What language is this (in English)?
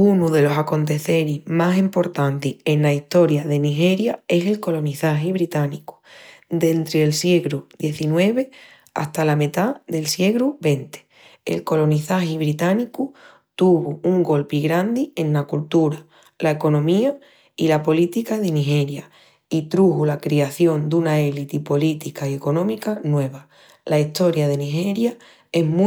Extremaduran